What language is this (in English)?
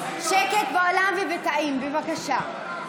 Hebrew